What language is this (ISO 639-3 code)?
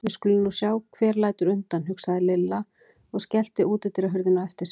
isl